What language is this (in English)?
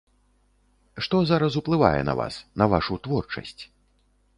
Belarusian